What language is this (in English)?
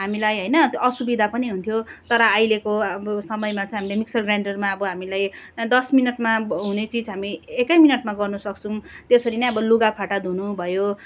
Nepali